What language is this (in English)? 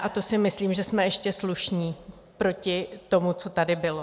Czech